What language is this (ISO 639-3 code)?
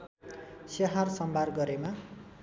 nep